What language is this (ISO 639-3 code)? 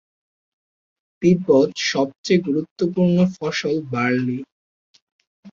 ben